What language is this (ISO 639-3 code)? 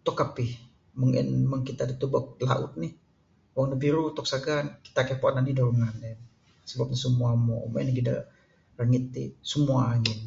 sdo